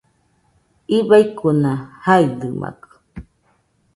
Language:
Nüpode Huitoto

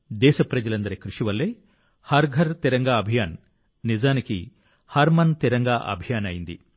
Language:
Telugu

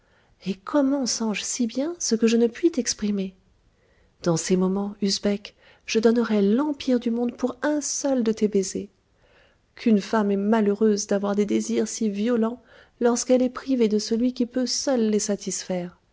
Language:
French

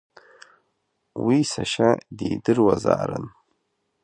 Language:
Abkhazian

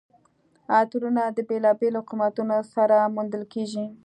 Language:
Pashto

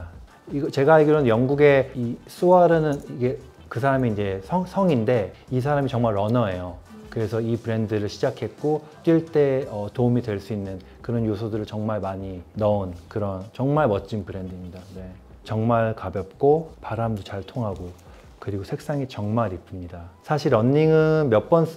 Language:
Korean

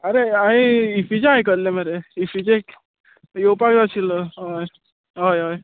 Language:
Konkani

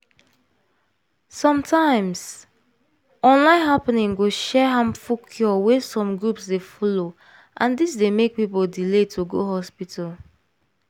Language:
Nigerian Pidgin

